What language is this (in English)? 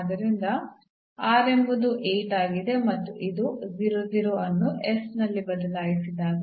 Kannada